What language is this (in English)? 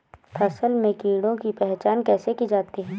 Hindi